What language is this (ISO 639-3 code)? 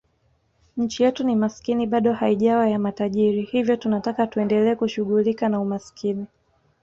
swa